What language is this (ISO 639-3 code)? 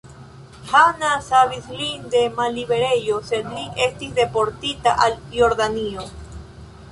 epo